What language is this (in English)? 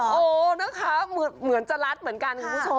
Thai